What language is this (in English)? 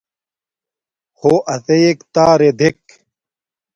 Domaaki